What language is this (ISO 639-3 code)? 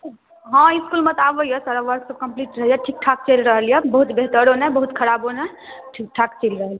mai